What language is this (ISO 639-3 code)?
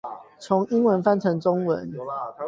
zho